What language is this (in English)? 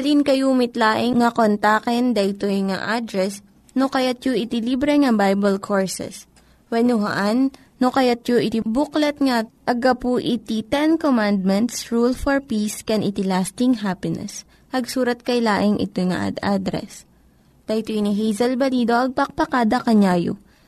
Filipino